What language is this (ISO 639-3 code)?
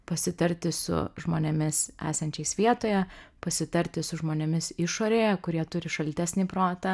lit